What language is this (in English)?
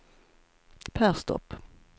Swedish